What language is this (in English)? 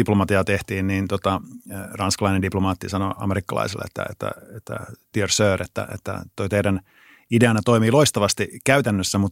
Finnish